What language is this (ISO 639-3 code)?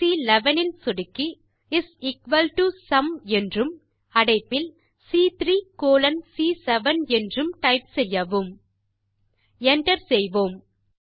tam